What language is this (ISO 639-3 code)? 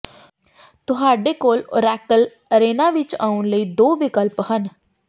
pan